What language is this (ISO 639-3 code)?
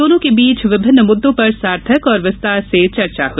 hin